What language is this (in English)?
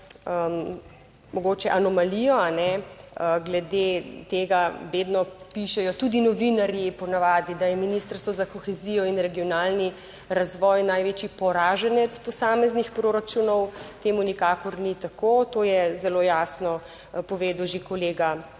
Slovenian